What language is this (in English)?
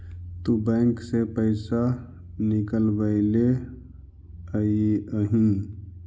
Magahi